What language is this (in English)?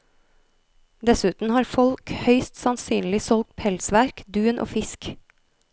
Norwegian